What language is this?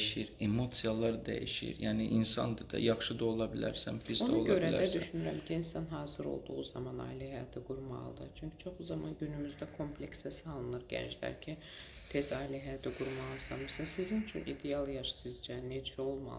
Turkish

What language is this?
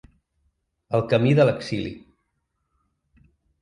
Catalan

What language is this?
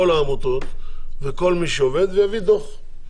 Hebrew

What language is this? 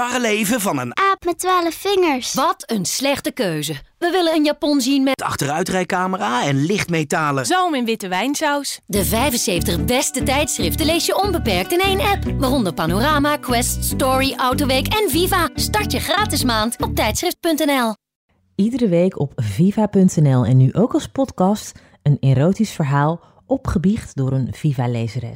Dutch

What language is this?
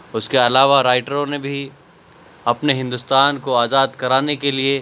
Urdu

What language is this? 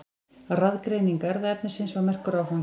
Icelandic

